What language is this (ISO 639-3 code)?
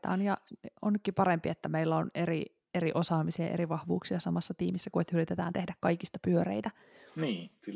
fin